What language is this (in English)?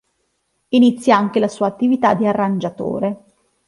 Italian